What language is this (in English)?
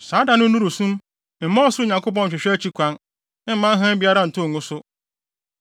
Akan